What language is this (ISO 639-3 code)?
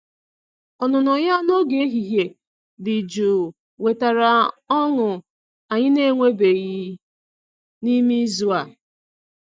ibo